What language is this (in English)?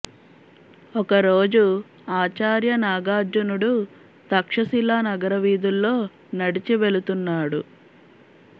Telugu